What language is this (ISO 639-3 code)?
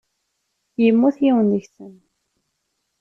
kab